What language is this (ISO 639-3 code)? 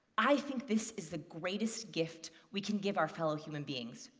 eng